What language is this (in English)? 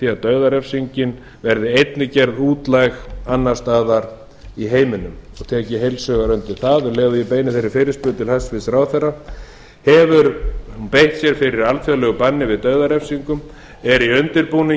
Icelandic